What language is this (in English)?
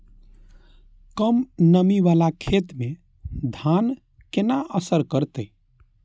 Maithili